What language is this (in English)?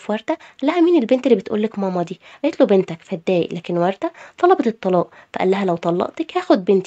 Arabic